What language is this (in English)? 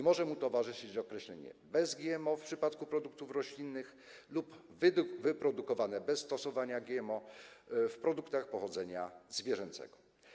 Polish